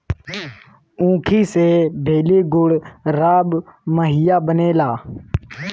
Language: Bhojpuri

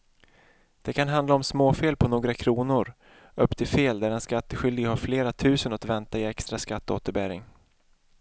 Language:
Swedish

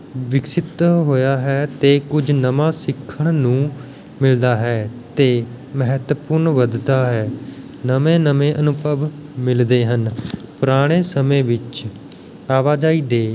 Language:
Punjabi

